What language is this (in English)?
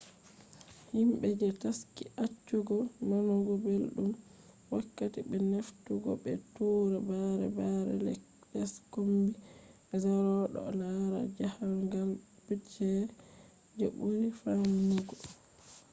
Fula